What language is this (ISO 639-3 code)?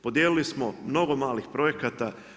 hrv